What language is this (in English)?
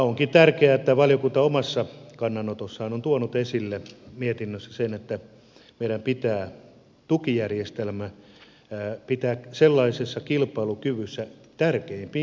Finnish